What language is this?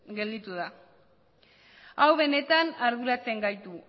Basque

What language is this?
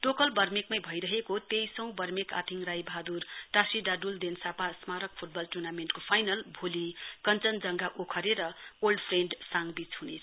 Nepali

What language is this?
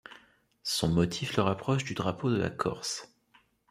French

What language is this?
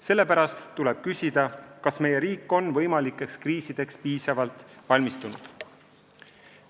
Estonian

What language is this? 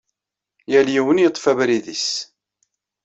Kabyle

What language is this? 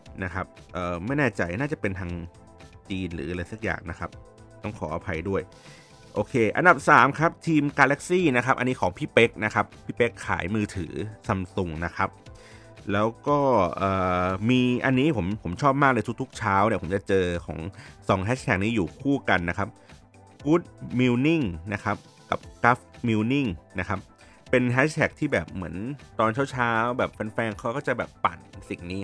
Thai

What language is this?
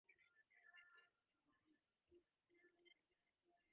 Divehi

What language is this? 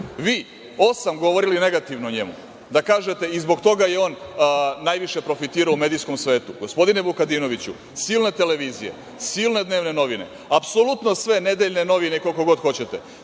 Serbian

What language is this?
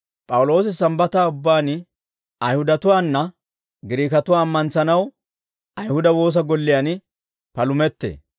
Dawro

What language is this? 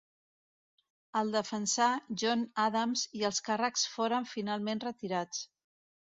Catalan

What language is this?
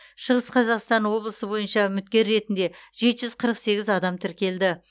Kazakh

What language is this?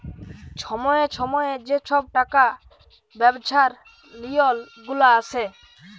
Bangla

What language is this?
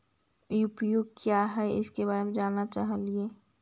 Magahi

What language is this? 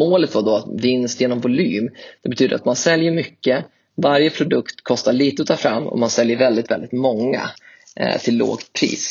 Swedish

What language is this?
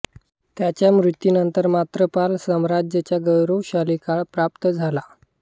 Marathi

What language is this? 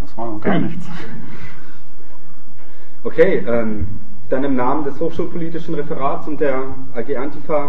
German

